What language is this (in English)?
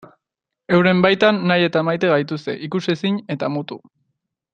Basque